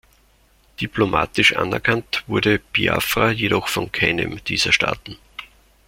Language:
German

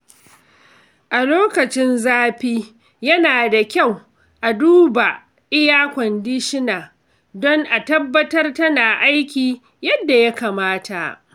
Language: Hausa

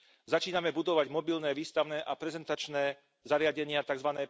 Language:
Slovak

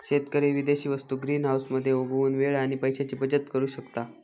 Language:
Marathi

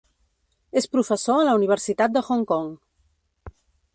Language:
Catalan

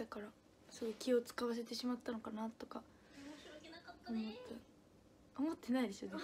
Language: Japanese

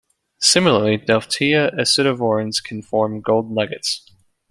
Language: English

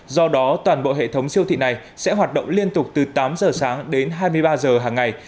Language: Vietnamese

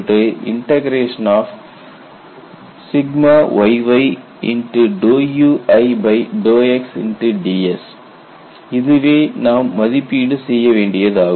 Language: Tamil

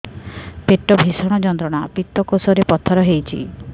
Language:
Odia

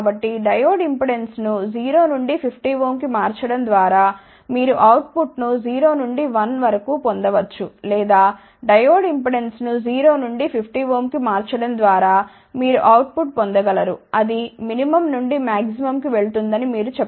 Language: Telugu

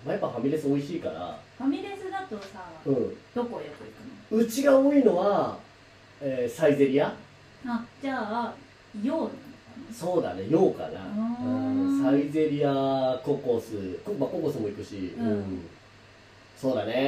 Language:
Japanese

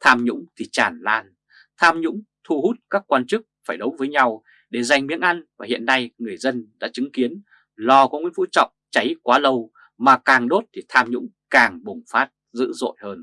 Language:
Vietnamese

